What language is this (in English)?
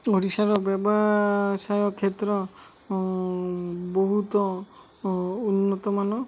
Odia